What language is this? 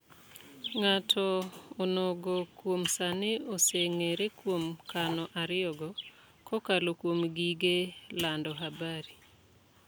Luo (Kenya and Tanzania)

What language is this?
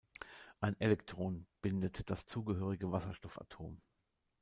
German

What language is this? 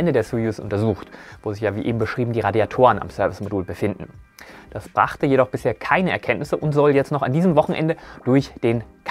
German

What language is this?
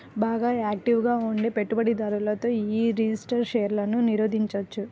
Telugu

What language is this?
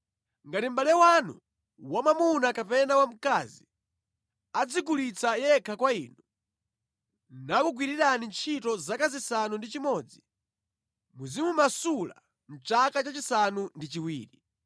Nyanja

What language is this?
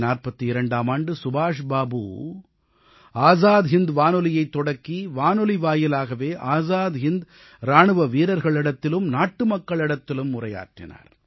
Tamil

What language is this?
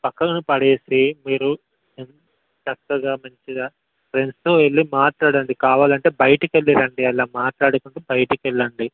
Telugu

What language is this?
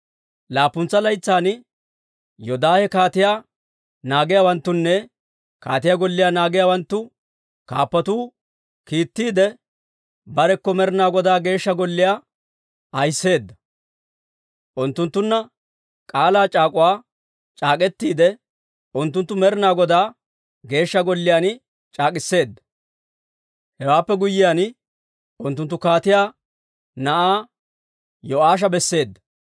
Dawro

